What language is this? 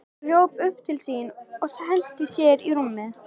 Icelandic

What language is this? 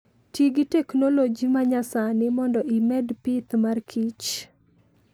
Luo (Kenya and Tanzania)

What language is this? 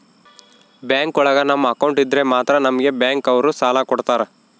Kannada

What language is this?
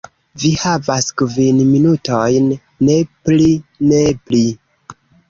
Esperanto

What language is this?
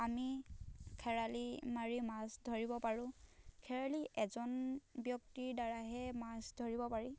Assamese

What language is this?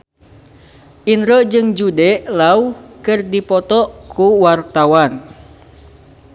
Sundanese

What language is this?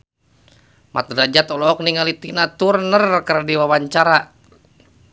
Sundanese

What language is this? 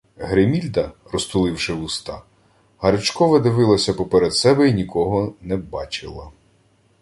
Ukrainian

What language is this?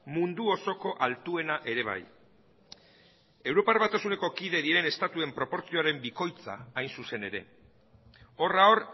Basque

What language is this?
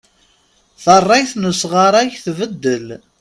Kabyle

